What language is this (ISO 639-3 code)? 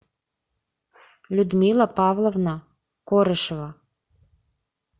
rus